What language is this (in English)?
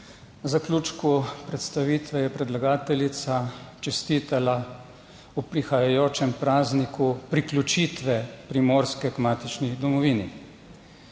Slovenian